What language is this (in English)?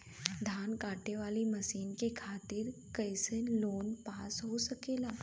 Bhojpuri